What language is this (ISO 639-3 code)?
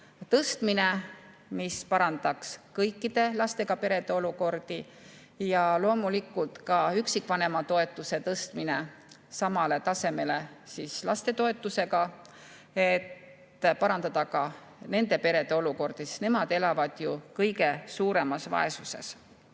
est